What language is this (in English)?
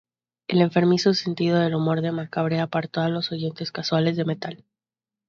Spanish